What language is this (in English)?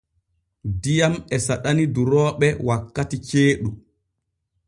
Borgu Fulfulde